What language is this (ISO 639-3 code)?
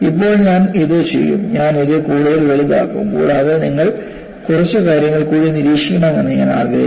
mal